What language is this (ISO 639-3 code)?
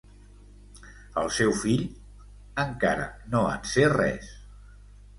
cat